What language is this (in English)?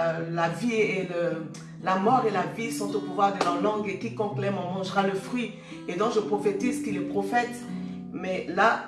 French